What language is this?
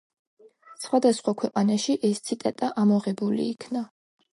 Georgian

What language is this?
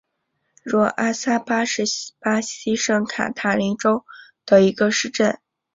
Chinese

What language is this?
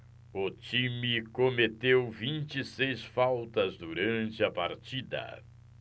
Portuguese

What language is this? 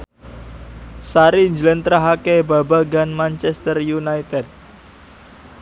Javanese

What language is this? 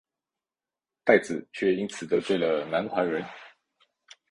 Chinese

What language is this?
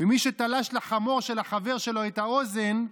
Hebrew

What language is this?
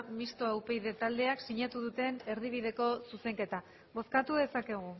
Basque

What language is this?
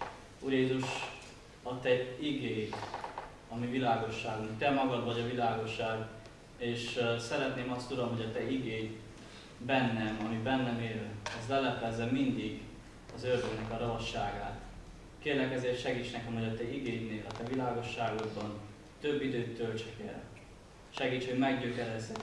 Hungarian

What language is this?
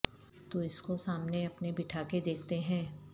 Urdu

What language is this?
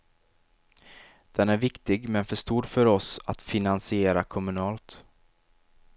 Swedish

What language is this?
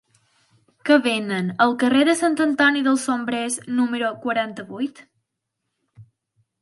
Catalan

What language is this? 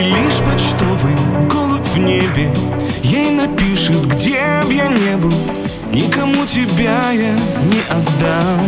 Russian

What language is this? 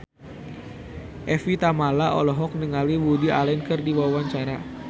Sundanese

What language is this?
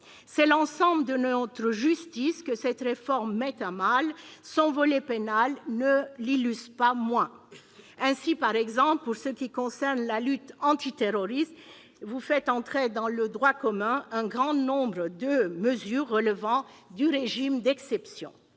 French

